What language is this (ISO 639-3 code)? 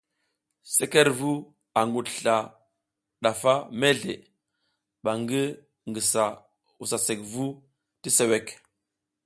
giz